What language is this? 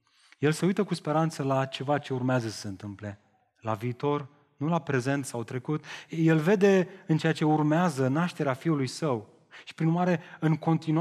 Romanian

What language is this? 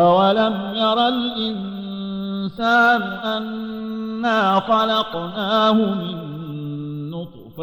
Arabic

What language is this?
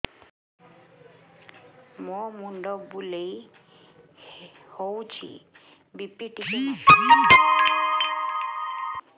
Odia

